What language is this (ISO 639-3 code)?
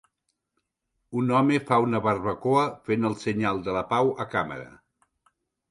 cat